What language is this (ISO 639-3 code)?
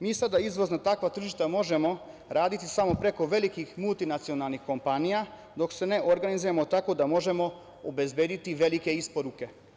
srp